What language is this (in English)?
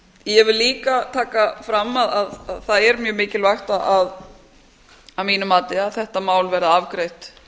Icelandic